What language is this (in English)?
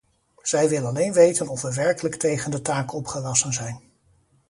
Dutch